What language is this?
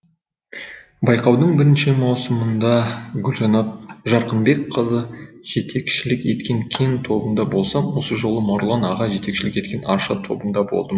Kazakh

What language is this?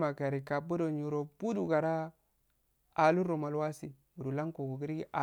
Afade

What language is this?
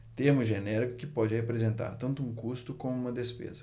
Portuguese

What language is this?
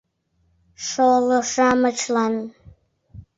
Mari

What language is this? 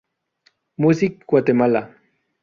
Spanish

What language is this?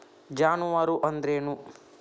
Kannada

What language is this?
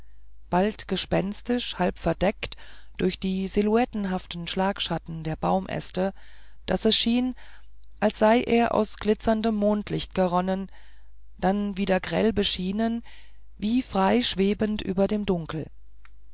German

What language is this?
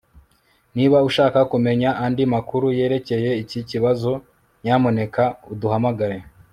Kinyarwanda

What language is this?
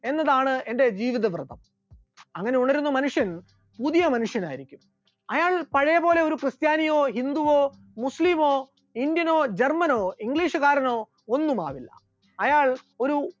Malayalam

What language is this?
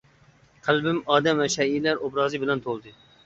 Uyghur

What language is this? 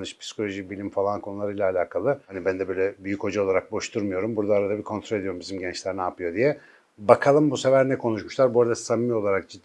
Turkish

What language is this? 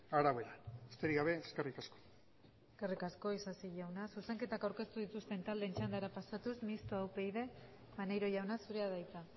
Basque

